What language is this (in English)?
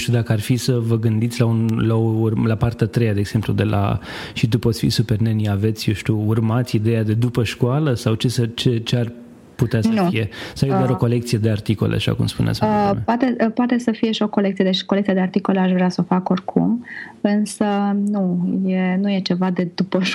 Romanian